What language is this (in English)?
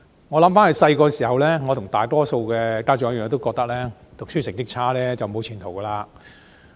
Cantonese